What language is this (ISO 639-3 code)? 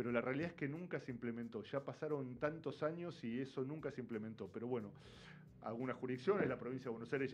spa